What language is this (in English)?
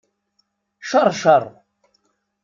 Kabyle